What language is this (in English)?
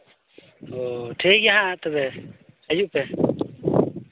Santali